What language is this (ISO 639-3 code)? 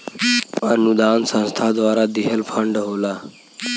bho